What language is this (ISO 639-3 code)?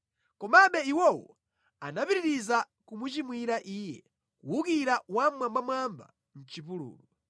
nya